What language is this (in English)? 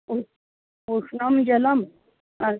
Sanskrit